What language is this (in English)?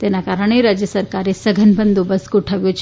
Gujarati